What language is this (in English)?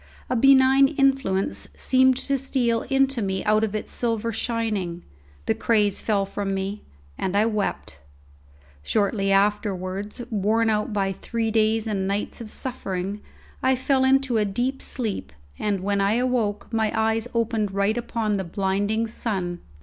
English